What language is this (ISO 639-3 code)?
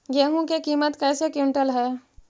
mag